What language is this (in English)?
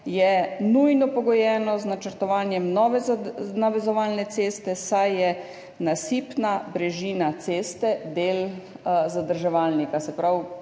Slovenian